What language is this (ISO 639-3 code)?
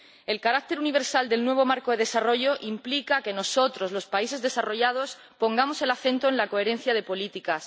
spa